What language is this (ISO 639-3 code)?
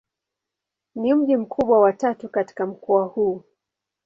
swa